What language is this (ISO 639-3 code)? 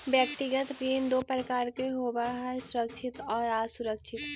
mag